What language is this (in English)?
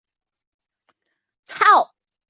Chinese